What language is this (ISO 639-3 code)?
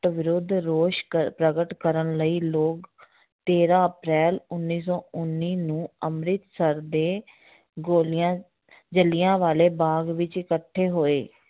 pan